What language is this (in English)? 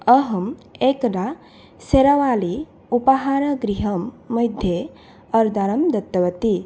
Sanskrit